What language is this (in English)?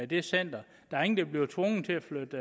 Danish